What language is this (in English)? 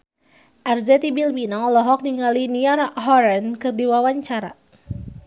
Sundanese